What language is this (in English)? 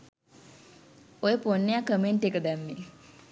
Sinhala